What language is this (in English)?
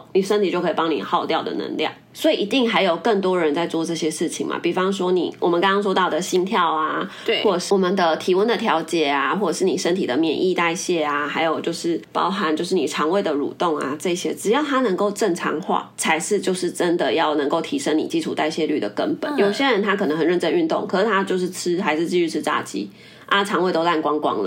Chinese